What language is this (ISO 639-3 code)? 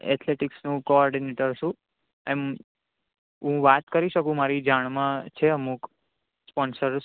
guj